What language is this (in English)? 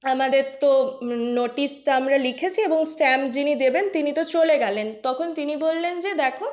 Bangla